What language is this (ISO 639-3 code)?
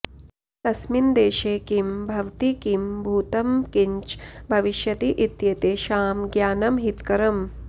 san